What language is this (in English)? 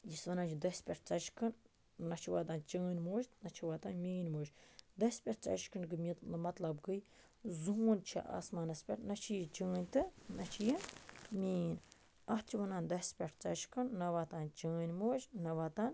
Kashmiri